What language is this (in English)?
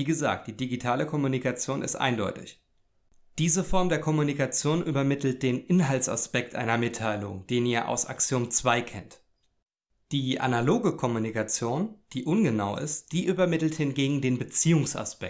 German